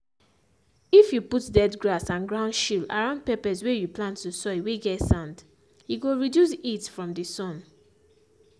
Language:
Nigerian Pidgin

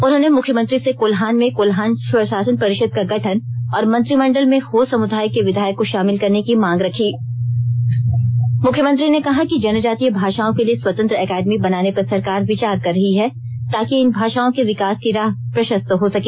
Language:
Hindi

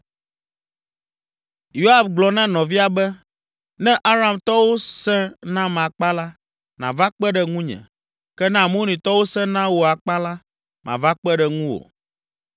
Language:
Ewe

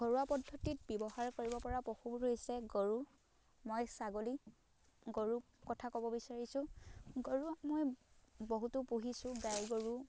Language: Assamese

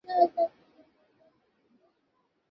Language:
Bangla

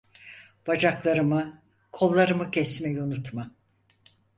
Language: Turkish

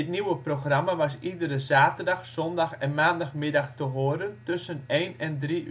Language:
Dutch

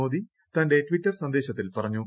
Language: Malayalam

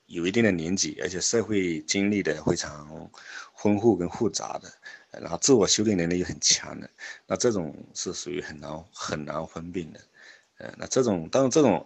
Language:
Chinese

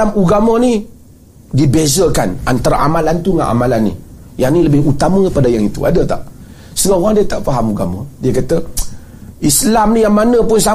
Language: Malay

